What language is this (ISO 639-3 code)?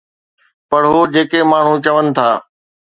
snd